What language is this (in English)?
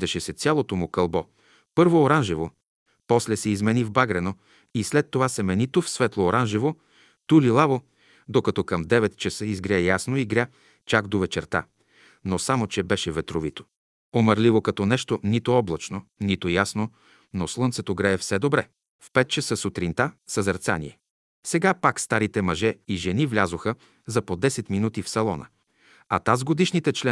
Bulgarian